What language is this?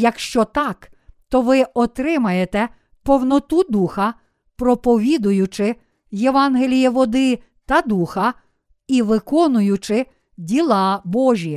Ukrainian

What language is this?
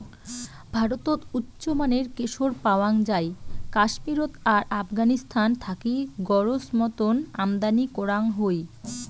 Bangla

